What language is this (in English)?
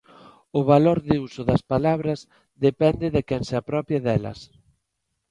Galician